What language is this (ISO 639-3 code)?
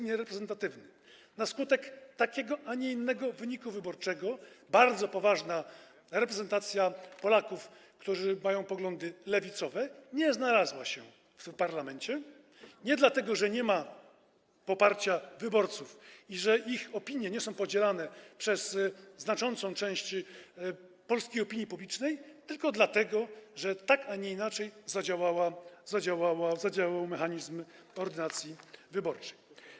pol